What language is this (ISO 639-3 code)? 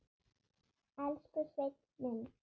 isl